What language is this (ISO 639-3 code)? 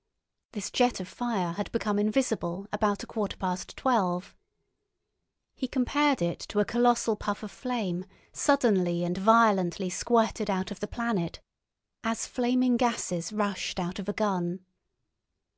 eng